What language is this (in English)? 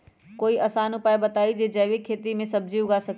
Magahi